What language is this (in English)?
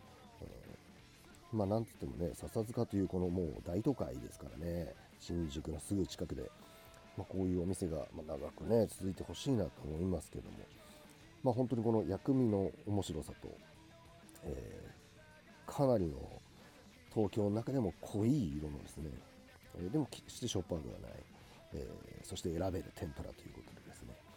Japanese